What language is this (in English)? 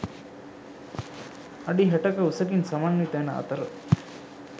Sinhala